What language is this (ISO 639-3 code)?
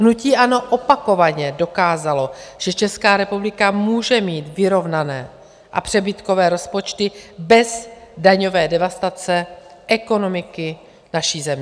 ces